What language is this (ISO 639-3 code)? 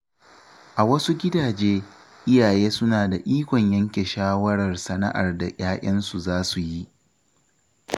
hau